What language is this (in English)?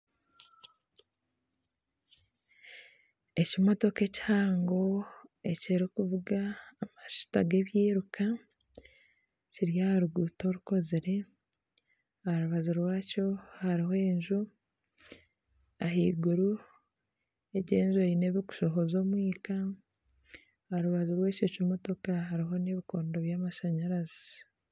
Nyankole